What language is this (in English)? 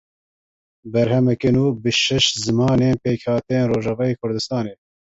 Kurdish